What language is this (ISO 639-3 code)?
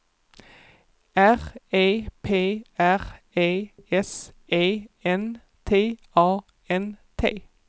swe